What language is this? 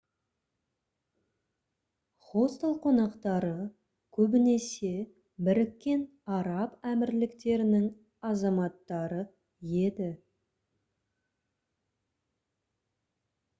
Kazakh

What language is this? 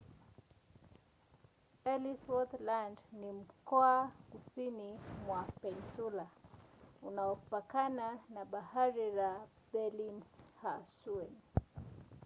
Swahili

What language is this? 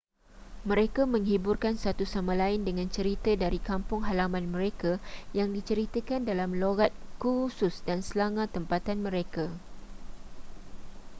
Malay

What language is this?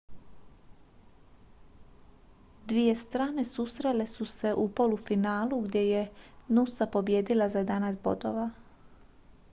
Croatian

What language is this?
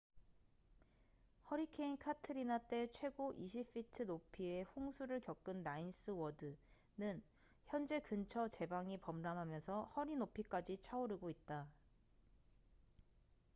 Korean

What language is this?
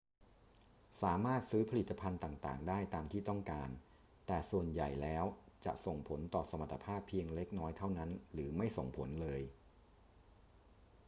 Thai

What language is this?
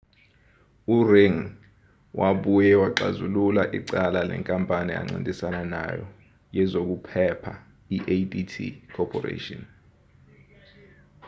Zulu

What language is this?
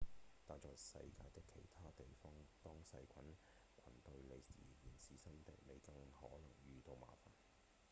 Cantonese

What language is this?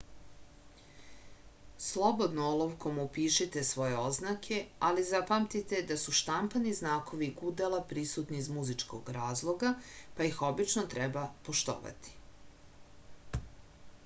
Serbian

